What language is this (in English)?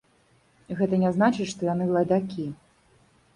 Belarusian